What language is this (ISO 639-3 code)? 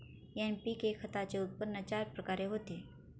mar